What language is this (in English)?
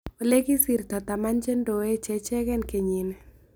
Kalenjin